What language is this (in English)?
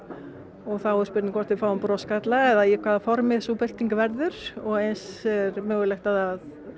Icelandic